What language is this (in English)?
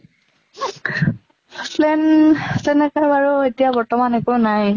Assamese